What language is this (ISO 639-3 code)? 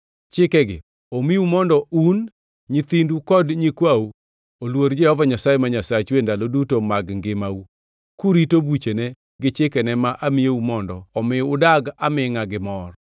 luo